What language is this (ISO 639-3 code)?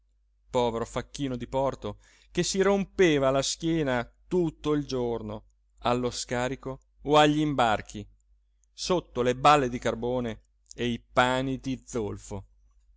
ita